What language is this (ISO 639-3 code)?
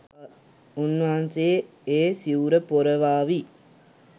sin